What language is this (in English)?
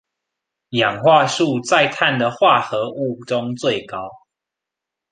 Chinese